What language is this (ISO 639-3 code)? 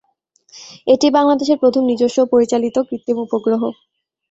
ben